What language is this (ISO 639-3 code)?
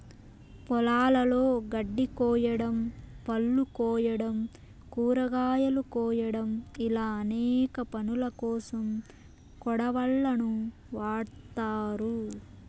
tel